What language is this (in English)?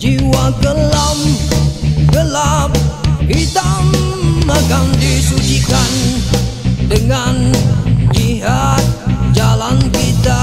Romanian